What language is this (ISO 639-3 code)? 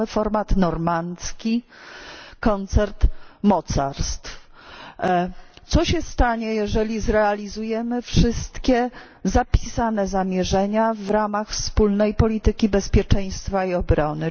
pol